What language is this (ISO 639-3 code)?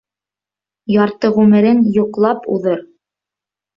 bak